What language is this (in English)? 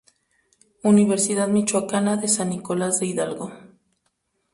Spanish